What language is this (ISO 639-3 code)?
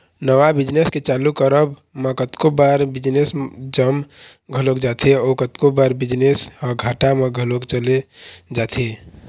hne